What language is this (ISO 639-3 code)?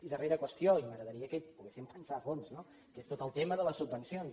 cat